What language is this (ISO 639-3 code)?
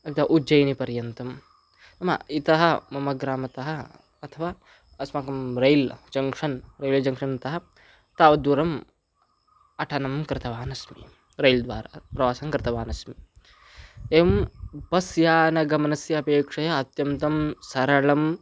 san